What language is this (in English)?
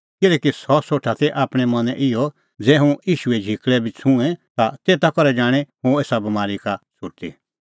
Kullu Pahari